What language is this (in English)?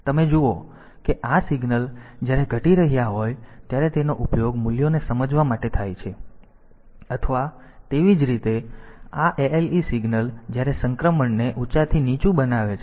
Gujarati